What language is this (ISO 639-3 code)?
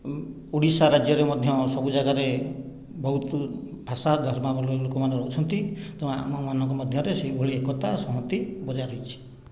ori